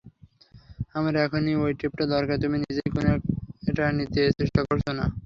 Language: Bangla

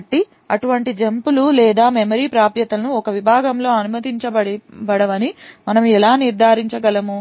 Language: Telugu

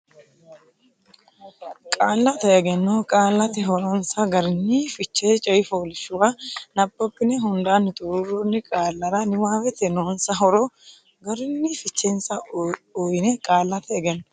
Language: Sidamo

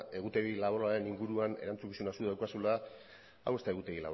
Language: Basque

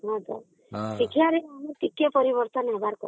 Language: Odia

